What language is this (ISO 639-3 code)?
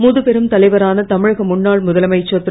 tam